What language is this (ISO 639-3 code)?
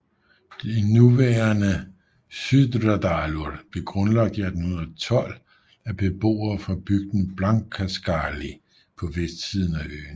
dan